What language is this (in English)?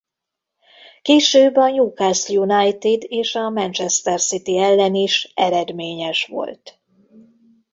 Hungarian